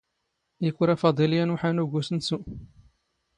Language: Standard Moroccan Tamazight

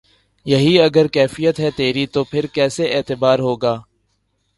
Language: Urdu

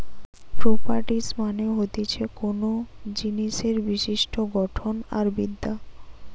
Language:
Bangla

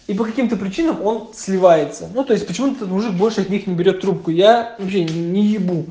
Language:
Russian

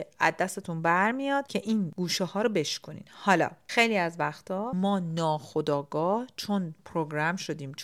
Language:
Persian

